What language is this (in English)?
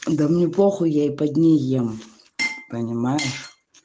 Russian